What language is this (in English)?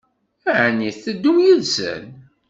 Kabyle